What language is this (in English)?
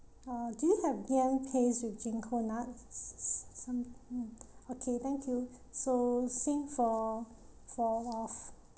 English